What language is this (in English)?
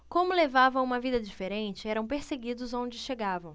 Portuguese